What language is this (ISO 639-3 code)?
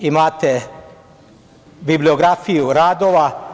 srp